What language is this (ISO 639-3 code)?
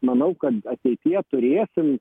lit